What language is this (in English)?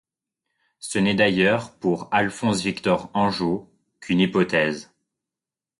French